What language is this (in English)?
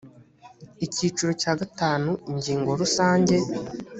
Kinyarwanda